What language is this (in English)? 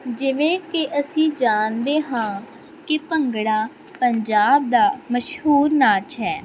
Punjabi